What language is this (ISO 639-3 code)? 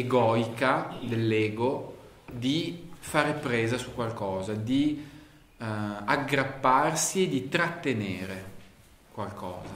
ita